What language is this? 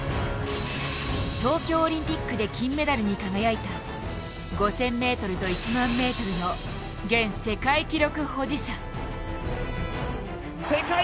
Japanese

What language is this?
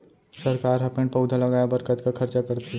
Chhattisgarhi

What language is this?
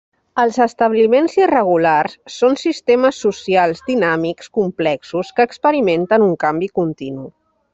Catalan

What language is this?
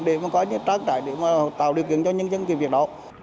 Vietnamese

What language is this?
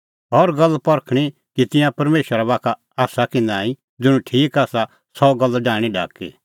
Kullu Pahari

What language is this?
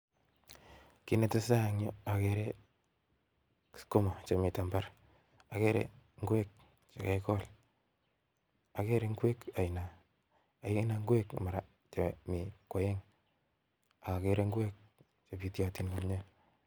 Kalenjin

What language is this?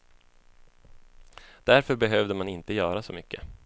Swedish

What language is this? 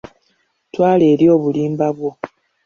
Ganda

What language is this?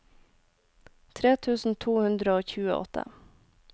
Norwegian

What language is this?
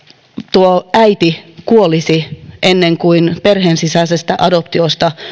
Finnish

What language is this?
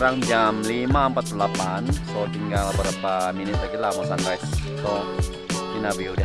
Indonesian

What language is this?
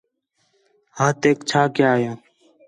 Khetrani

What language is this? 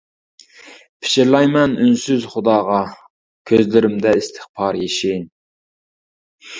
Uyghur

